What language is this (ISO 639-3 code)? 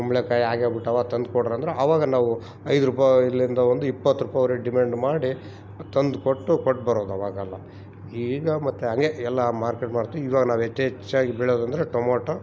kan